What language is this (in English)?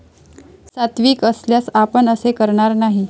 Marathi